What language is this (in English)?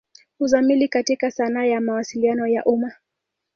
Swahili